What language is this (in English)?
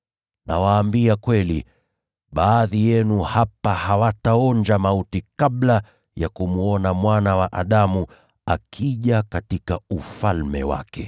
Swahili